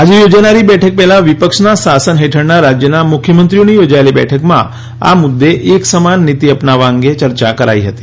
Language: Gujarati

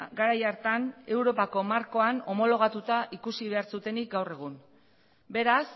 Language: Basque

